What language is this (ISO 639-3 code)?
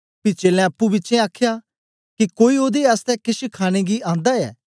doi